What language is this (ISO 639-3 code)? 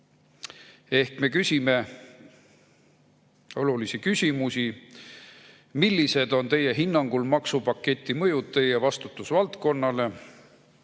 est